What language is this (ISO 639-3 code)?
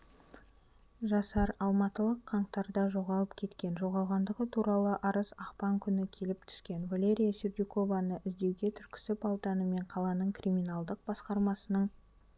kaz